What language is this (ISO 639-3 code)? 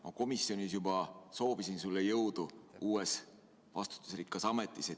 est